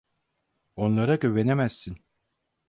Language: Turkish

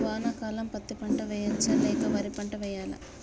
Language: Telugu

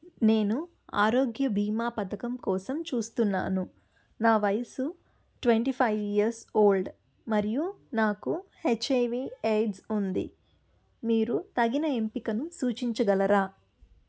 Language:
Telugu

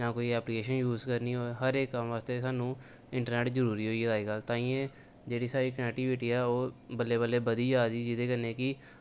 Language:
Dogri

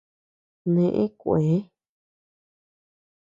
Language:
Tepeuxila Cuicatec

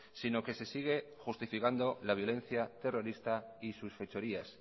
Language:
Spanish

